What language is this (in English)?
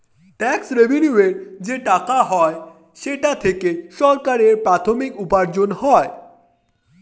Bangla